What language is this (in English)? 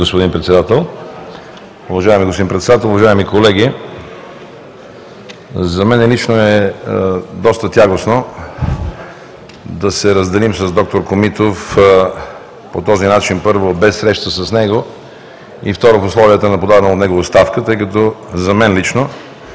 Bulgarian